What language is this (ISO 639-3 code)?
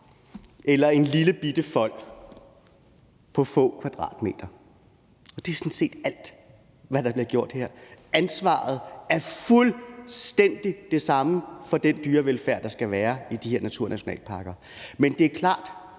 dan